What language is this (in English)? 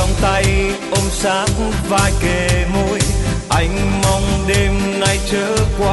Vietnamese